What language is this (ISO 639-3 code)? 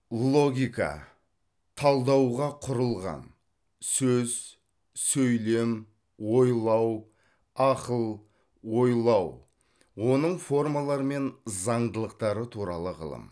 kaz